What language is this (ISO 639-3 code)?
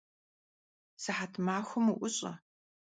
kbd